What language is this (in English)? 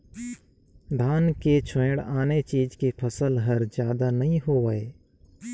Chhattisgarhi